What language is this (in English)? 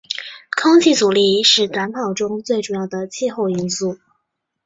Chinese